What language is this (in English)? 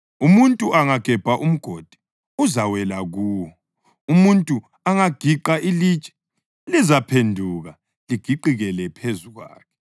North Ndebele